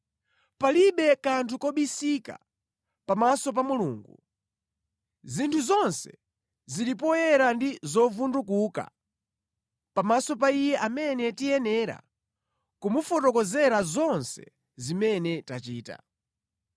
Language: Nyanja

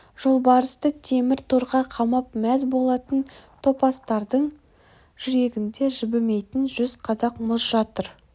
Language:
Kazakh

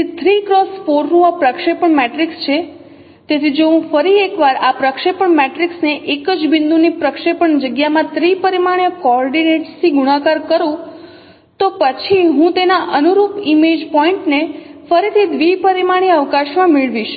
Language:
Gujarati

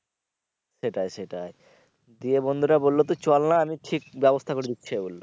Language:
Bangla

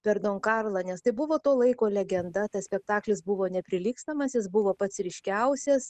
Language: Lithuanian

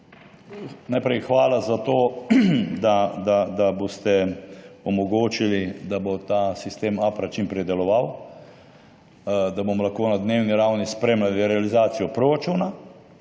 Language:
Slovenian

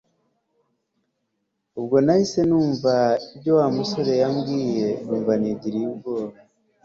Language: Kinyarwanda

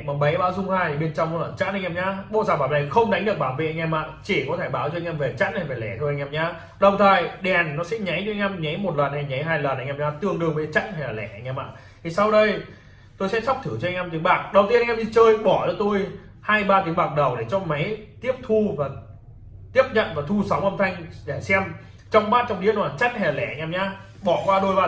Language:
Vietnamese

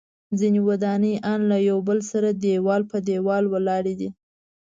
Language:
Pashto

